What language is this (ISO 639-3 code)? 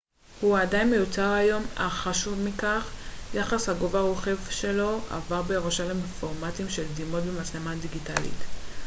heb